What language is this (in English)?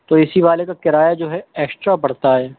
Urdu